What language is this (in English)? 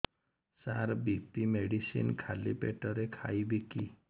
Odia